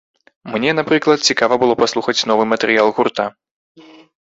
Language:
Belarusian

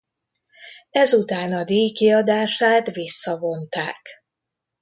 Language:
Hungarian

